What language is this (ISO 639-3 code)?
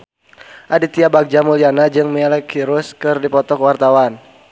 sun